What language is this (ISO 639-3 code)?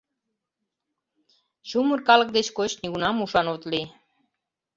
chm